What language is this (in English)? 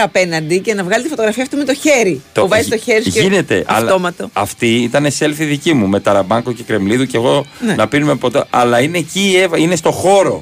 Greek